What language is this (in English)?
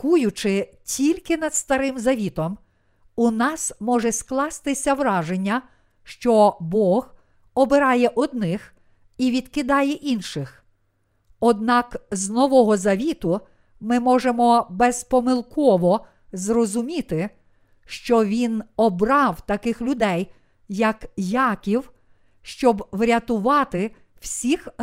Ukrainian